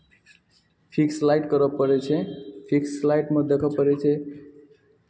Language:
Maithili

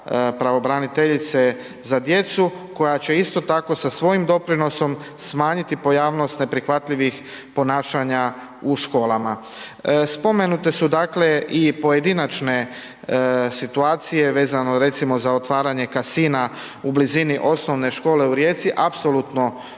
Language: Croatian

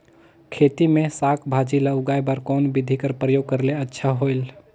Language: Chhattisgarhi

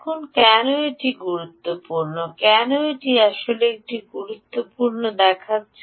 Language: Bangla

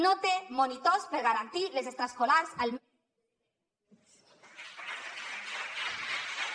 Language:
Catalan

